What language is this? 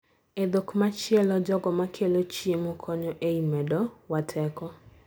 Luo (Kenya and Tanzania)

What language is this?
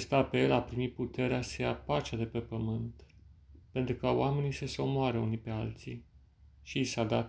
Romanian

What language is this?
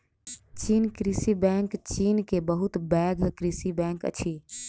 Maithili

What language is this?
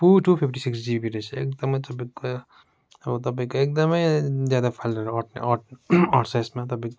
Nepali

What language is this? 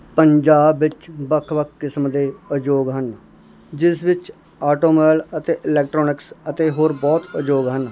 Punjabi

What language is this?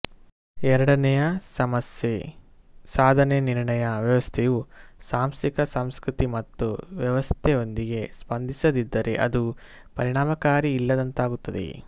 Kannada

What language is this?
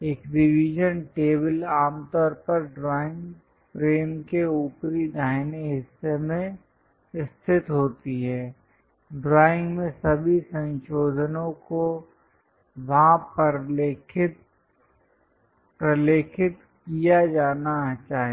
Hindi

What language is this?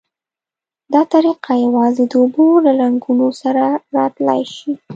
Pashto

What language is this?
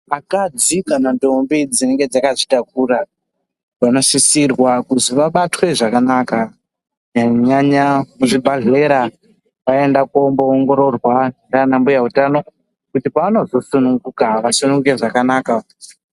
Ndau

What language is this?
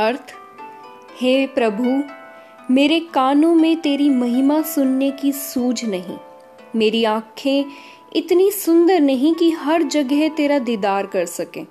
Hindi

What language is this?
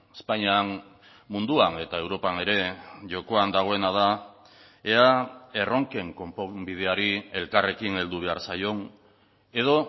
Basque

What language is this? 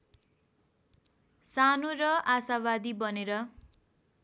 Nepali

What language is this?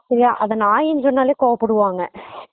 Tamil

